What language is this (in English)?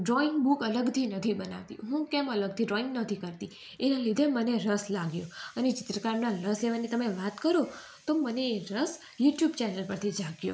Gujarati